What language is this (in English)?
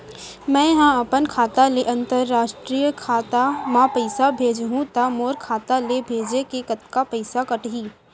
Chhattisgarhi